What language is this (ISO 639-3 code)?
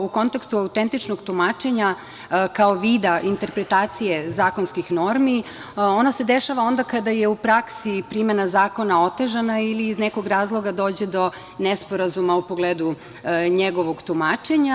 srp